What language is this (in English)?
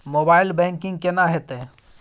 Maithili